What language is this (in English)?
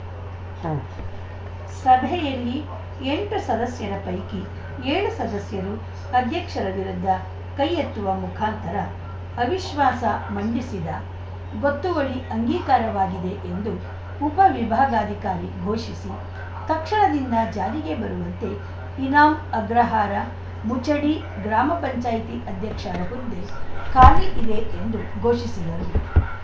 Kannada